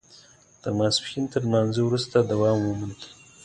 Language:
Pashto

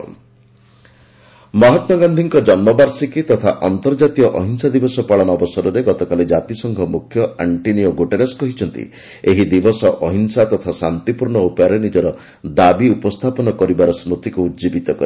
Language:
Odia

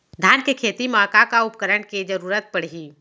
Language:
Chhattisgarhi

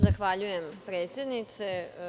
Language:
Serbian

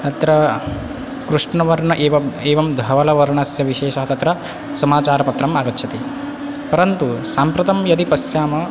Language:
Sanskrit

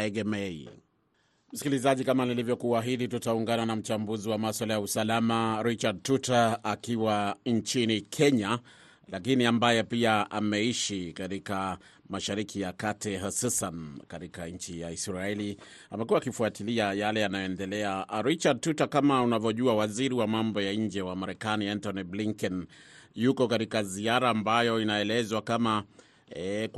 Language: Swahili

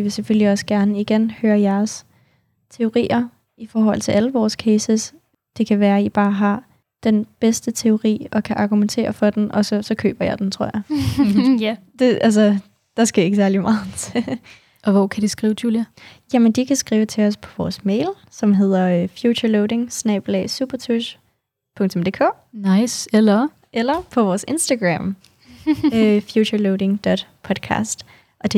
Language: Danish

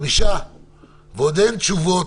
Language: Hebrew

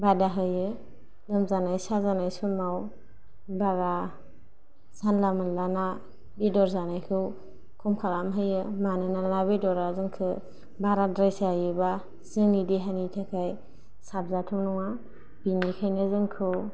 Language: Bodo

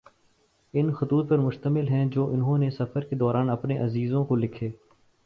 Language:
Urdu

